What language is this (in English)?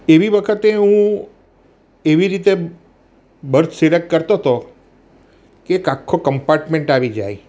Gujarati